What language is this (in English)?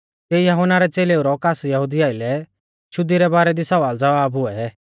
Mahasu Pahari